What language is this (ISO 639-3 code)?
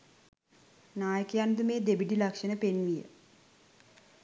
sin